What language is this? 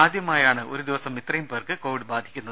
Malayalam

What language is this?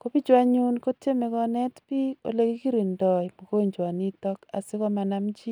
Kalenjin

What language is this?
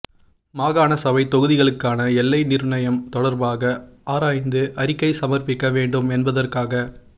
Tamil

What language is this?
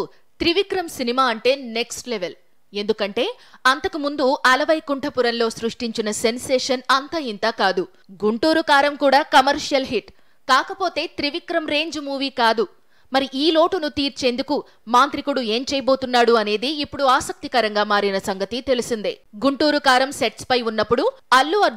Telugu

